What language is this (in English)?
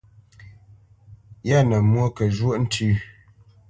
Bamenyam